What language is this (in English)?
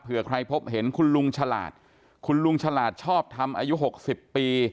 Thai